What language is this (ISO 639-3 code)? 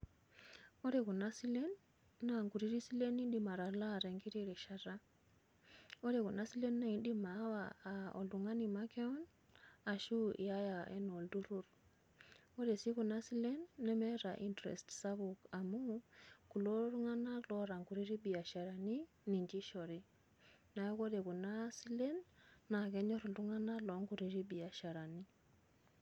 mas